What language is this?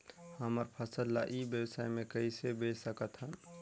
Chhattisgarhi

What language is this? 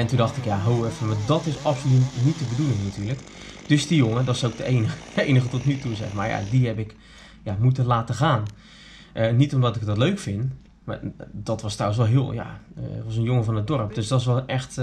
Dutch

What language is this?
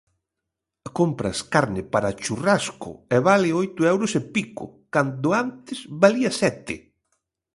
Galician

